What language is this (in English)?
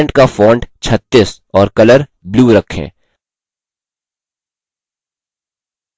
Hindi